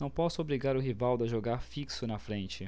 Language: Portuguese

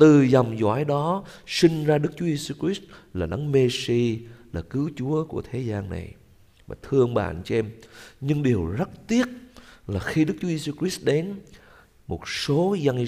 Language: Vietnamese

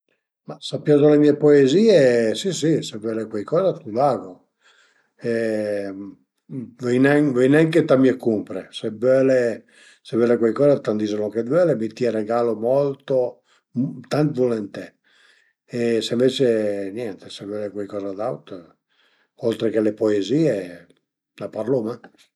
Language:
Piedmontese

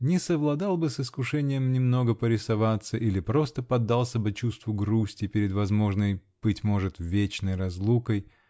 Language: Russian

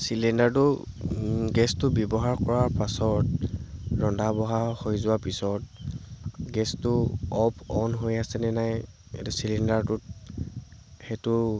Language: Assamese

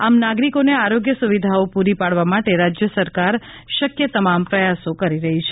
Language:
Gujarati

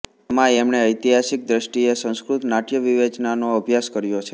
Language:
Gujarati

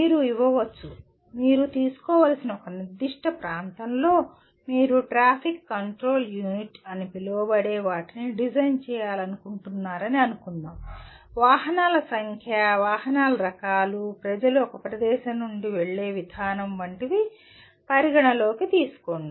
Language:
Telugu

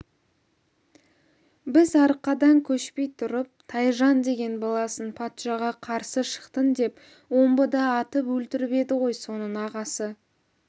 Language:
Kazakh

